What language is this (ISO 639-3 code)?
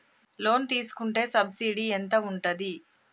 tel